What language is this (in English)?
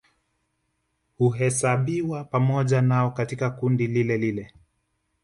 Swahili